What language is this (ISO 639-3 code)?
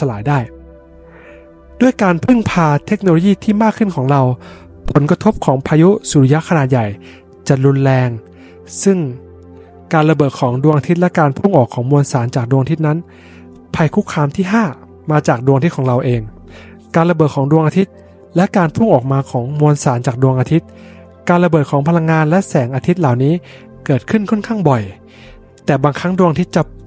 tha